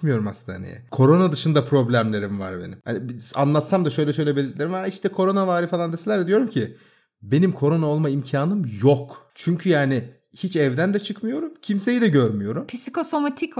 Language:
Turkish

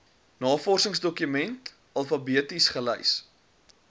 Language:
Afrikaans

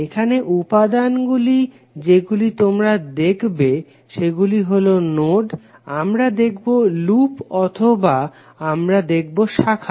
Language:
Bangla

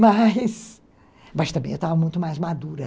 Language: Portuguese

